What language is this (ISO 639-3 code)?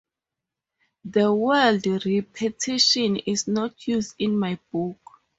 eng